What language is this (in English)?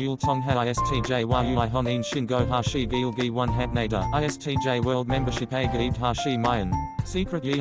Korean